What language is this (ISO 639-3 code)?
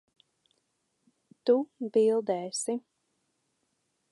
lav